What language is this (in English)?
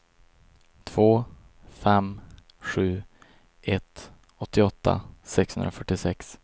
Swedish